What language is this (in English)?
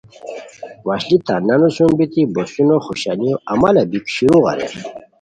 Khowar